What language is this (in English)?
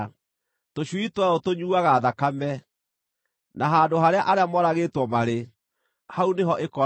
Kikuyu